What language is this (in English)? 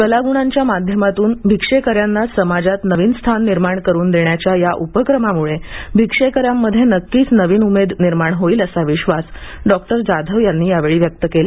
Marathi